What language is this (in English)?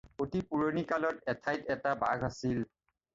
Assamese